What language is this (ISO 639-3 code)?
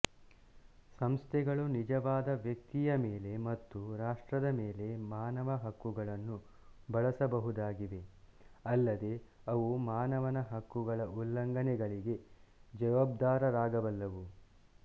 kan